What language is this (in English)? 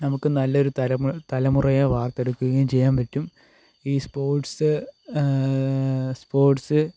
Malayalam